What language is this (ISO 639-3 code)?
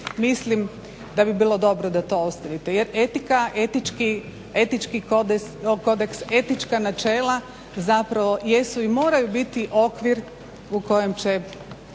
hrv